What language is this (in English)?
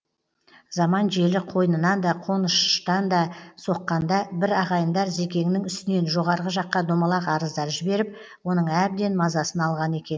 Kazakh